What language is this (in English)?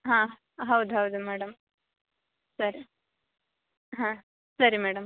Kannada